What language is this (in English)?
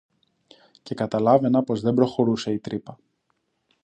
Greek